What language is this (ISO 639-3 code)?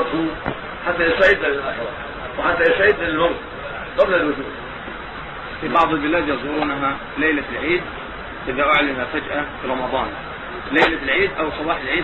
ara